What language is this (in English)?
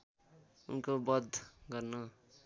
Nepali